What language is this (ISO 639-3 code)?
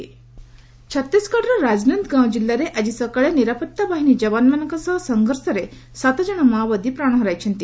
ori